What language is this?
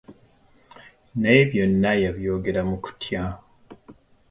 Ganda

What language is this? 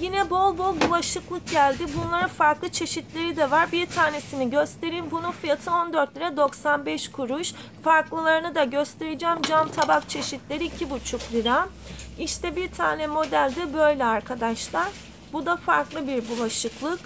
Turkish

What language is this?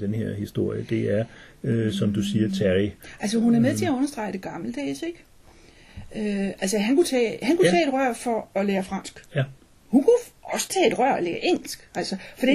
Danish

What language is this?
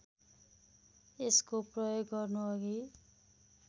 Nepali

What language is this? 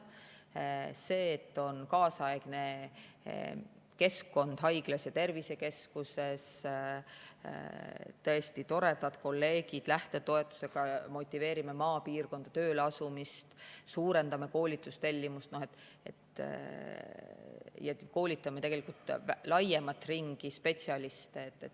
Estonian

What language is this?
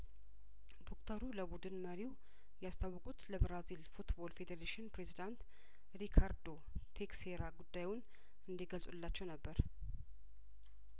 Amharic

